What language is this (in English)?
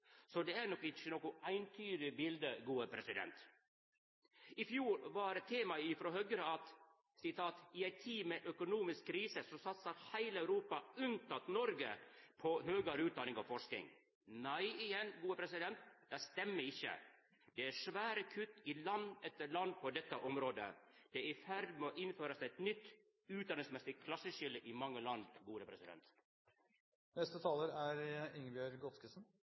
Norwegian Nynorsk